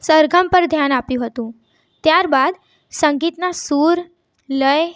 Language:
Gujarati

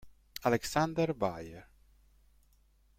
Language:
Italian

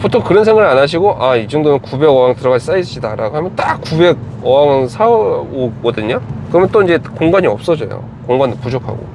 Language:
Korean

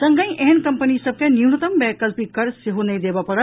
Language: Maithili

